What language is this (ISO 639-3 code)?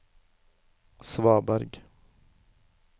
nor